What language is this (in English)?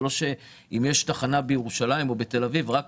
Hebrew